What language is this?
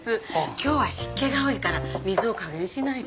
Japanese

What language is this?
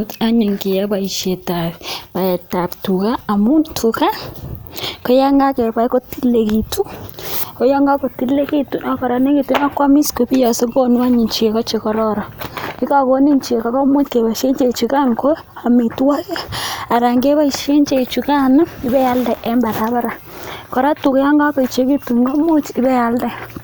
Kalenjin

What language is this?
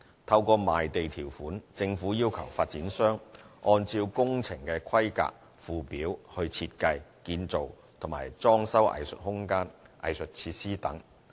Cantonese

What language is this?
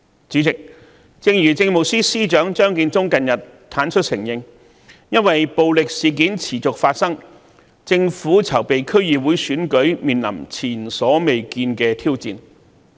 Cantonese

